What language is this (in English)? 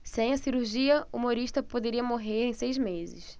Portuguese